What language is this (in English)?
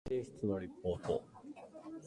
Japanese